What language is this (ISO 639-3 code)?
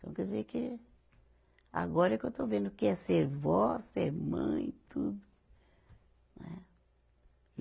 por